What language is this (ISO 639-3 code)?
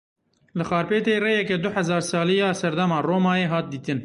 kur